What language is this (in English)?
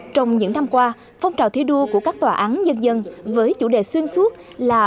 Vietnamese